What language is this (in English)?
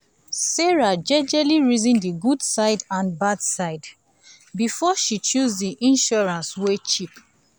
Nigerian Pidgin